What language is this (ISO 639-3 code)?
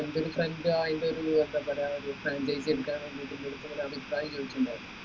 mal